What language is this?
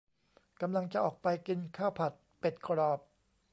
Thai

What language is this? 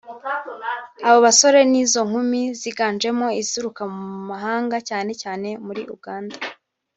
Kinyarwanda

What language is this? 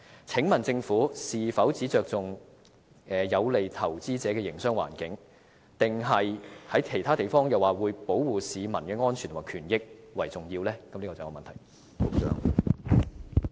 Cantonese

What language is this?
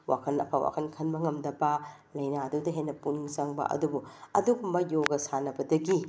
Manipuri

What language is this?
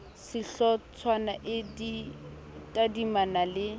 Southern Sotho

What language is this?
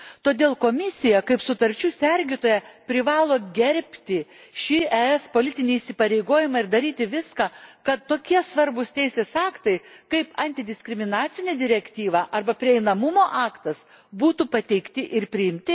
Lithuanian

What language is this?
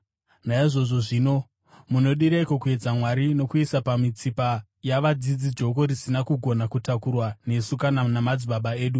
Shona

